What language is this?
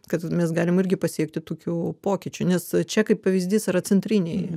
Lithuanian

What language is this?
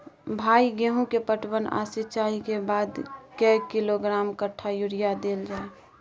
Maithili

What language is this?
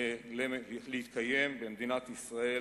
Hebrew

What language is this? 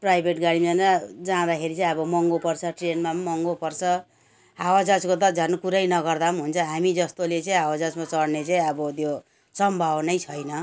Nepali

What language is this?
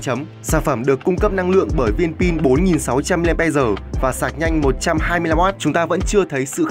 Vietnamese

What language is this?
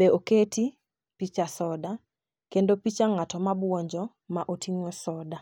Luo (Kenya and Tanzania)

